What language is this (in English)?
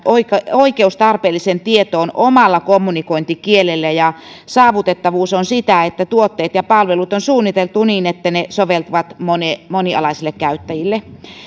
Finnish